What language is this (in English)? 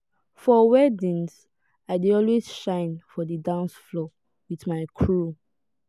Nigerian Pidgin